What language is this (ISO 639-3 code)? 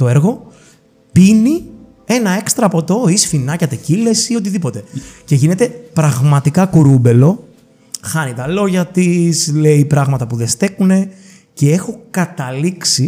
ell